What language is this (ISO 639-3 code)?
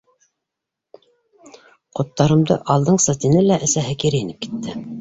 bak